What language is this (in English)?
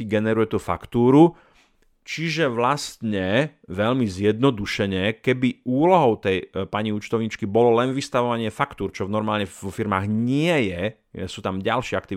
Slovak